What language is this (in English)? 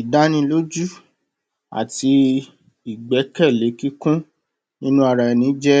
Yoruba